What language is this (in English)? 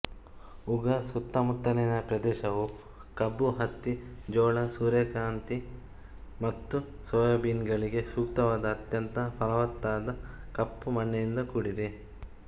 Kannada